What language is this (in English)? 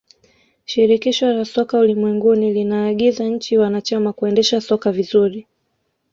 Swahili